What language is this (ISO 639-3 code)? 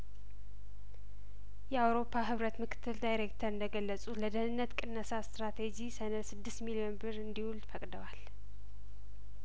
amh